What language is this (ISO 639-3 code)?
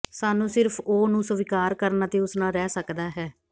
pan